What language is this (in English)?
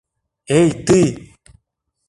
Mari